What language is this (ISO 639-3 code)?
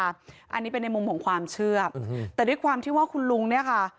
tha